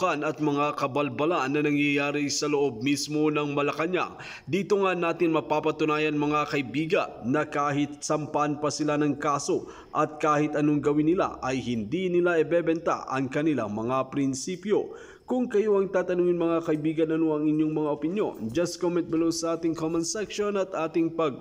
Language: Filipino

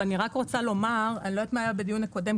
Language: Hebrew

